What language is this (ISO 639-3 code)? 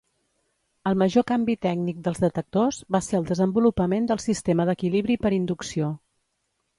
cat